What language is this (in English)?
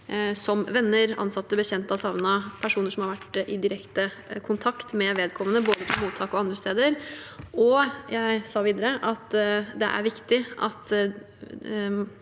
Norwegian